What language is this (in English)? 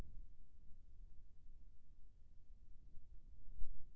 Chhattisgarhi